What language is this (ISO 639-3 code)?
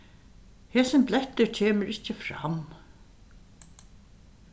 fao